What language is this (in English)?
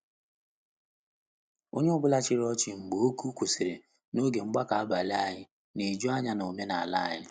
Igbo